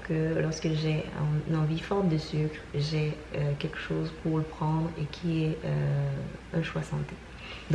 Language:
French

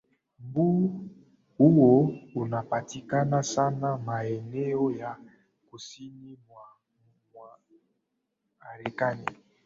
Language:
Swahili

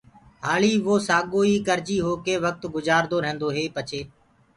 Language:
Gurgula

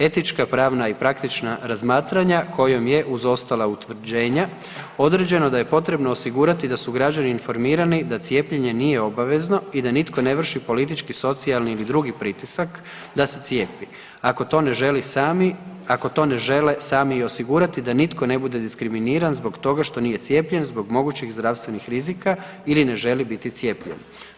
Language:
Croatian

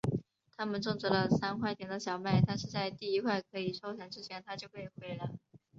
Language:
Chinese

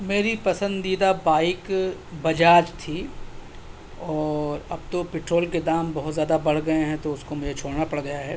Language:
Urdu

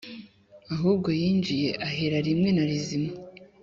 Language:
Kinyarwanda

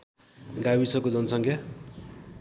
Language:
Nepali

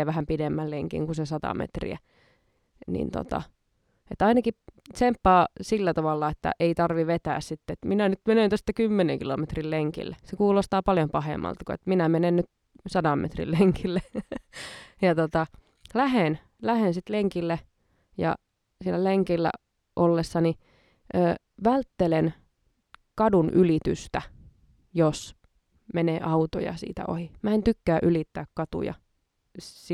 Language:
Finnish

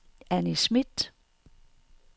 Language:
Danish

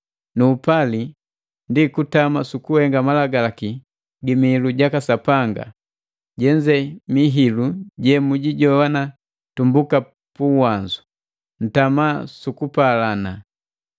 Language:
Matengo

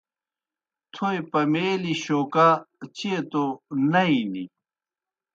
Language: Kohistani Shina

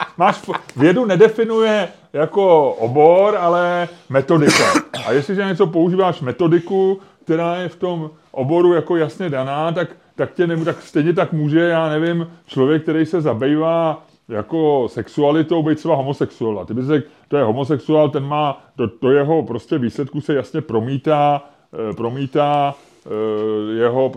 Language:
Czech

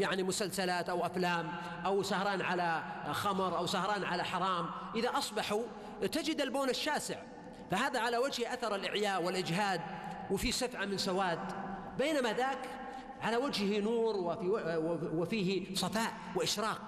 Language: Arabic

